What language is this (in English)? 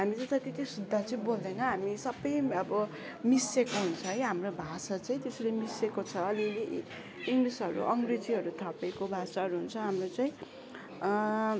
Nepali